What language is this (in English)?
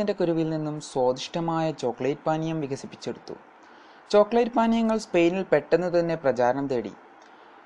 Malayalam